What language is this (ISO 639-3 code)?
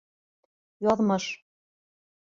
bak